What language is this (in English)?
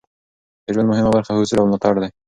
Pashto